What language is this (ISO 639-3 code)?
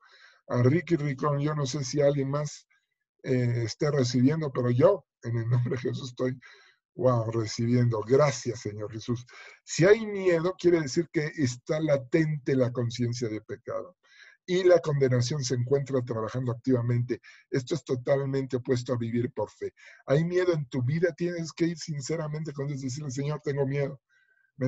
spa